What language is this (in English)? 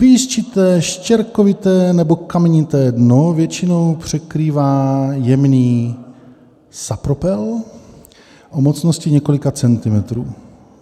Czech